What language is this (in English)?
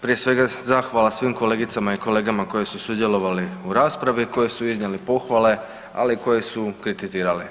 Croatian